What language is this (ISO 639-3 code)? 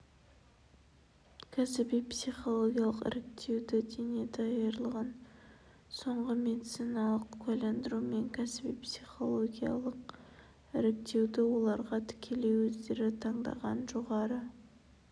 kaz